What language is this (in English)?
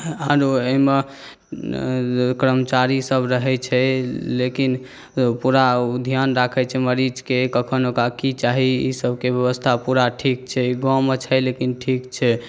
Maithili